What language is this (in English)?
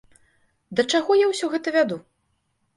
Belarusian